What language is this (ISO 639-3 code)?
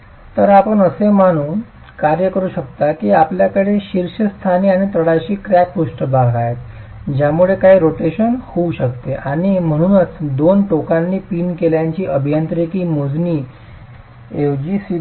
mar